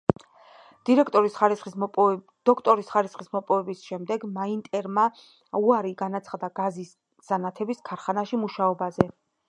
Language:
Georgian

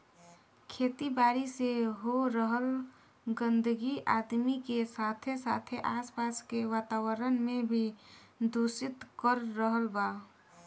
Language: Bhojpuri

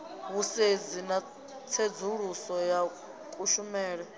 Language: Venda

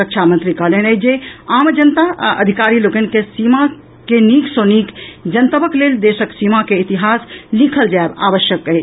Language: Maithili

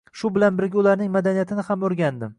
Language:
Uzbek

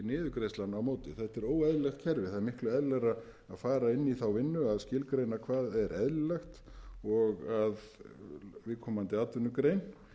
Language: Icelandic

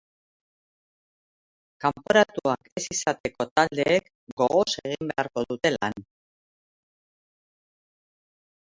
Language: Basque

